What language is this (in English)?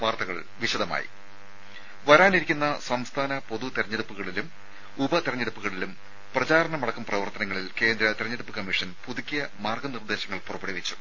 Malayalam